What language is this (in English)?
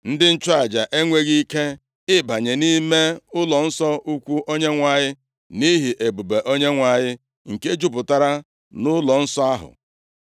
Igbo